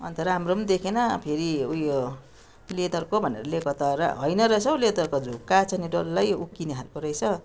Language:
Nepali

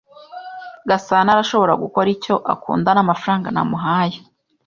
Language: Kinyarwanda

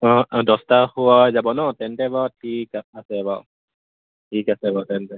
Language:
Assamese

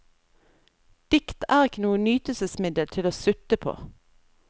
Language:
Norwegian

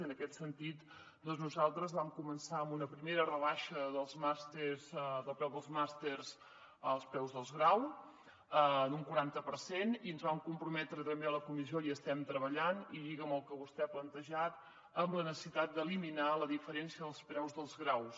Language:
Catalan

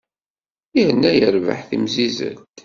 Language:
Kabyle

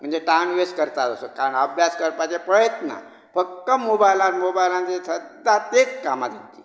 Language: Konkani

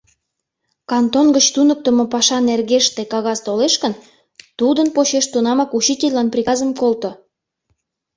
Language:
Mari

